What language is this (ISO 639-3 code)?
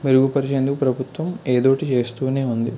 tel